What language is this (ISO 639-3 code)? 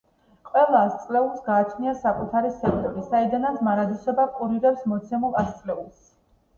kat